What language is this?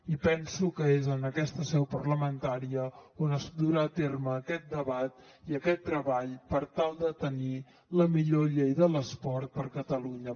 Catalan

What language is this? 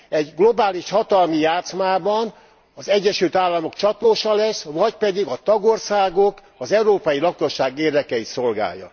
Hungarian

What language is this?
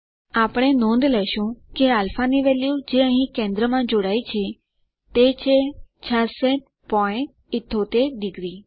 Gujarati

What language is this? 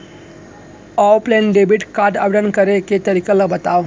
Chhattisgarhi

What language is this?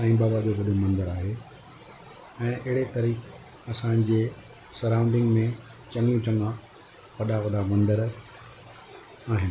Sindhi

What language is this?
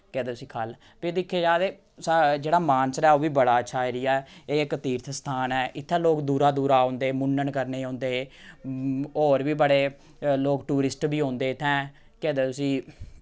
Dogri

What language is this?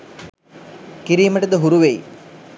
Sinhala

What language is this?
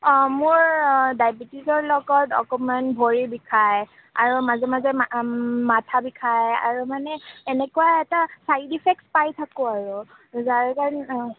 Assamese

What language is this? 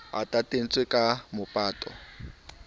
Southern Sotho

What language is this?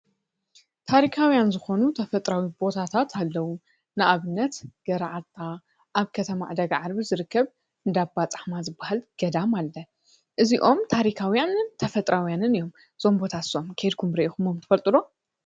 Tigrinya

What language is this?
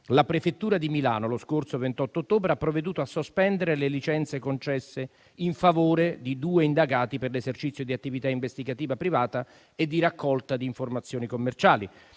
Italian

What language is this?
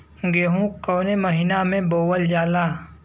Bhojpuri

